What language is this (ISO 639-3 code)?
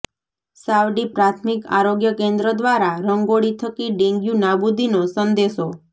guj